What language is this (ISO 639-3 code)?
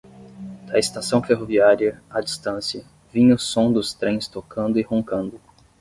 por